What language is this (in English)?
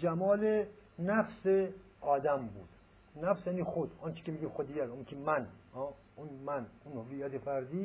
Persian